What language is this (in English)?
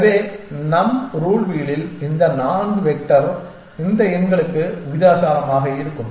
Tamil